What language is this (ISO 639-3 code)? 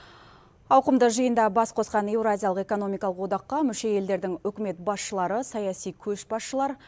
kaz